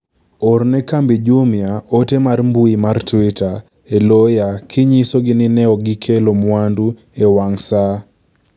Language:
Luo (Kenya and Tanzania)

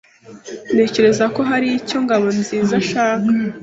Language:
Kinyarwanda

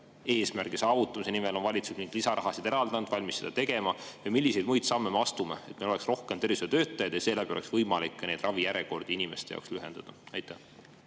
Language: Estonian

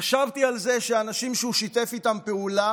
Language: Hebrew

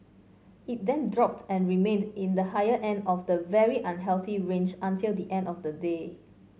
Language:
English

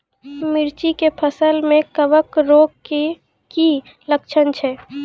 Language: Maithili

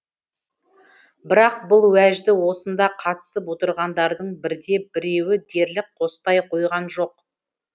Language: Kazakh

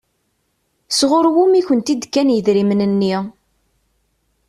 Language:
Kabyle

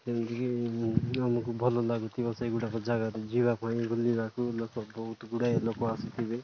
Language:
Odia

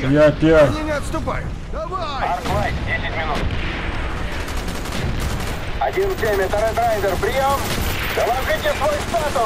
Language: Russian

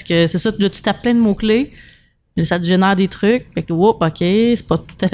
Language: French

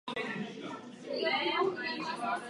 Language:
Czech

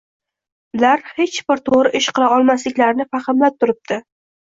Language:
Uzbek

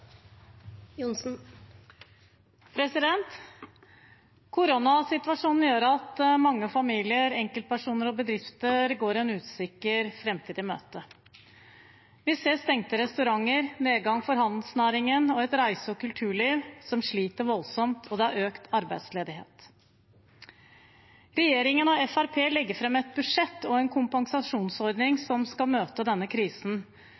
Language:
Norwegian Bokmål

